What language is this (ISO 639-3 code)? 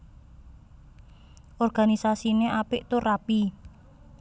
jav